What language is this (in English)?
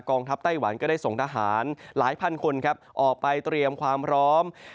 Thai